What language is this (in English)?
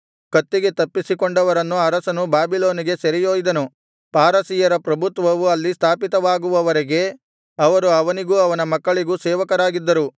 Kannada